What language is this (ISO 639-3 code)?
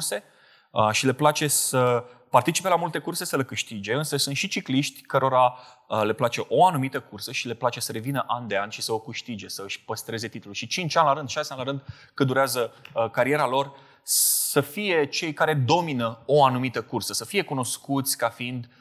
ron